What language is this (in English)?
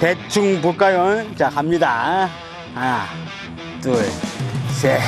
Korean